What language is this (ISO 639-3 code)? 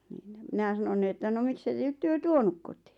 fin